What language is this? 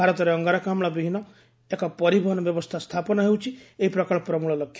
Odia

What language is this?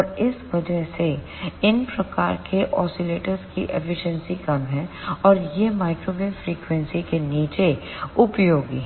Hindi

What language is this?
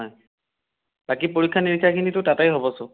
Assamese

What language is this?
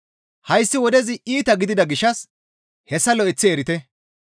Gamo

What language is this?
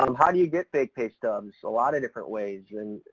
English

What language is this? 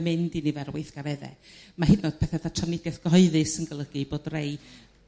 Welsh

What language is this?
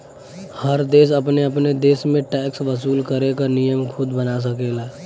Bhojpuri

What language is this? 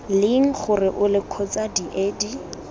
Tswana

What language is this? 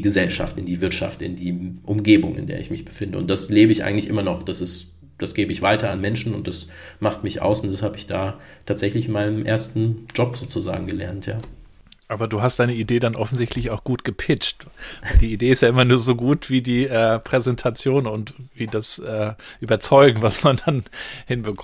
German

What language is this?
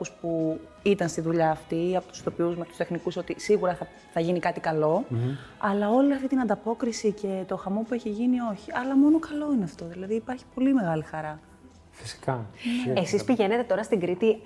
Greek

